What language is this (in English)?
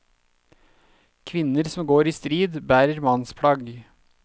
Norwegian